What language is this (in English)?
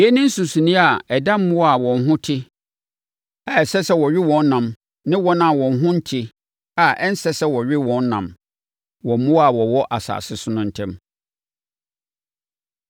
Akan